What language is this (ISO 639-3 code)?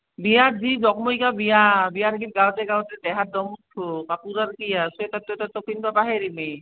asm